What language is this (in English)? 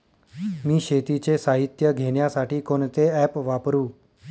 Marathi